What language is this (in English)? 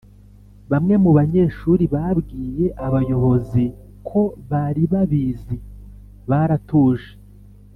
Kinyarwanda